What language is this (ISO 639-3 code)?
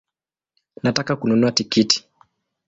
swa